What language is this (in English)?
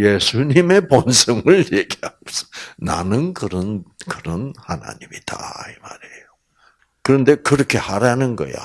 Korean